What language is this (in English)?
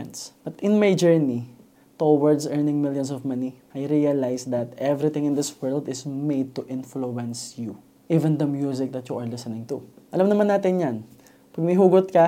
Filipino